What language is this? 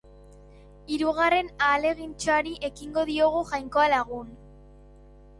Basque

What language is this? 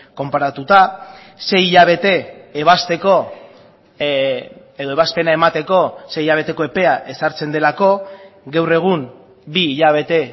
Basque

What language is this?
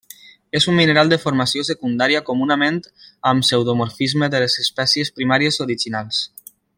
Catalan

